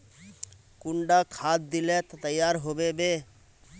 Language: Magahi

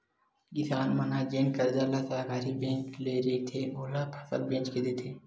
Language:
Chhattisgarhi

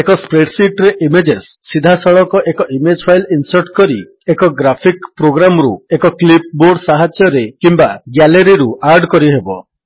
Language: Odia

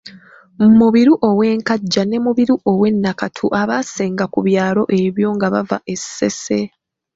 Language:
Ganda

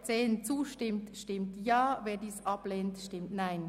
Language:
Swiss German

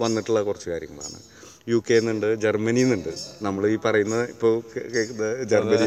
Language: Malayalam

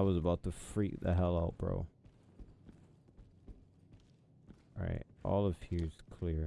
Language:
English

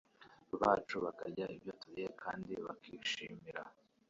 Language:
Kinyarwanda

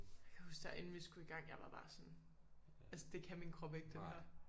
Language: Danish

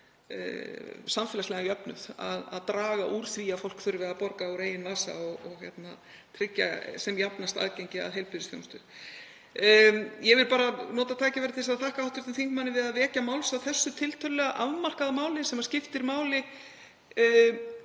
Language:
Icelandic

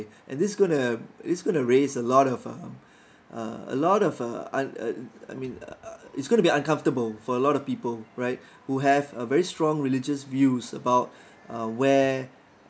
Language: English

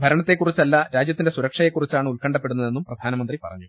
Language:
Malayalam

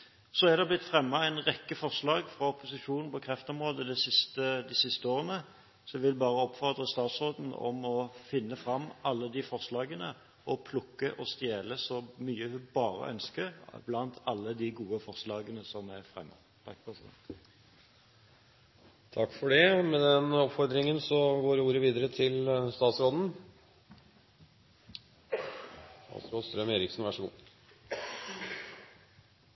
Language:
Norwegian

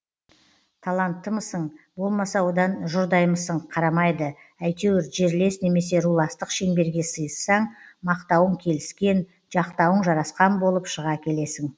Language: Kazakh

